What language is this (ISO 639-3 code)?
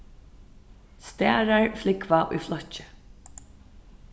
fao